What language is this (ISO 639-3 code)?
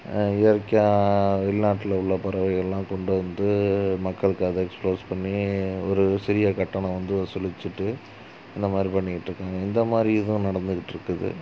tam